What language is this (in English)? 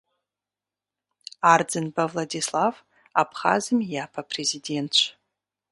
Kabardian